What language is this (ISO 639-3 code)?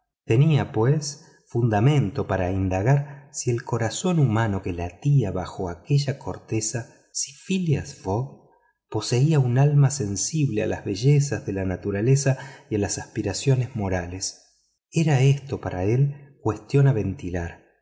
spa